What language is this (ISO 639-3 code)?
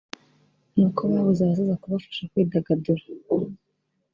kin